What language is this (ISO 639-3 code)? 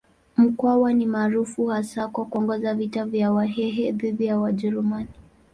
swa